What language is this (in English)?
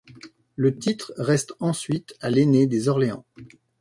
French